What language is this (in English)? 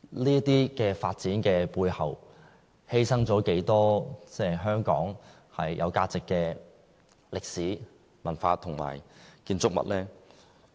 Cantonese